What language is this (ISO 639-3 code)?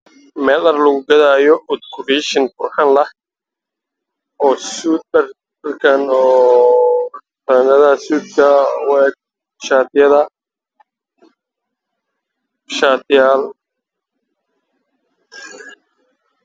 som